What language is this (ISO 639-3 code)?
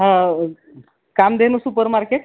mar